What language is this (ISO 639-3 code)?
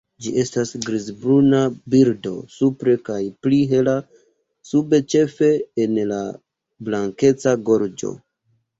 epo